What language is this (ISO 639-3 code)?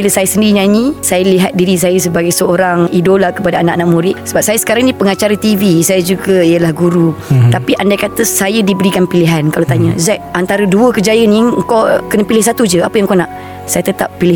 msa